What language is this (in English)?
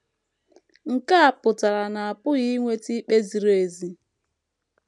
Igbo